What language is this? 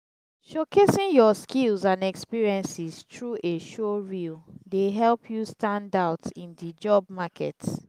Nigerian Pidgin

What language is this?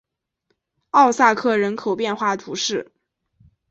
Chinese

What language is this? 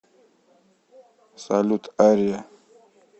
Russian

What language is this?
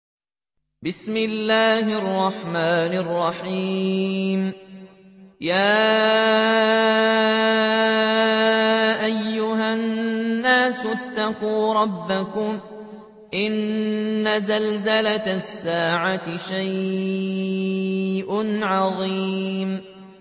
Arabic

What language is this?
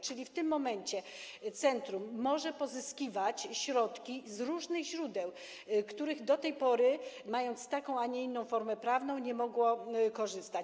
Polish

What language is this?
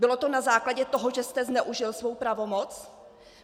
Czech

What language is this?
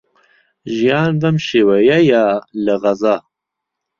Central Kurdish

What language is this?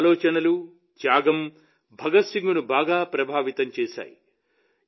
Telugu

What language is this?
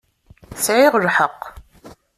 Kabyle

